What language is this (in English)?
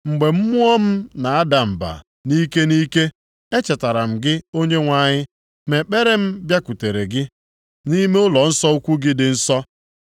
Igbo